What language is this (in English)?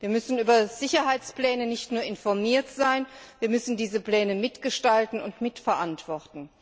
German